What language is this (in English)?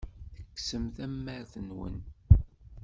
Kabyle